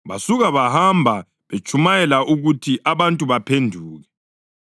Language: North Ndebele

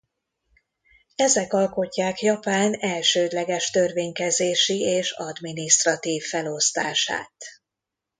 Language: Hungarian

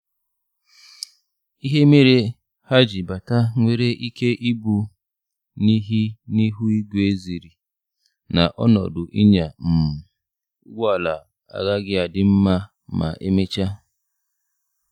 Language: Igbo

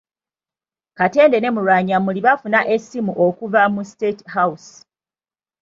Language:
Ganda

